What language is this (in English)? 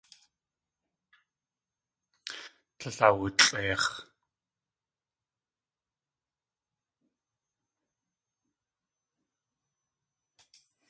Tlingit